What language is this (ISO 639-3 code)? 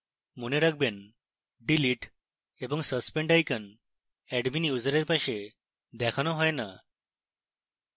ben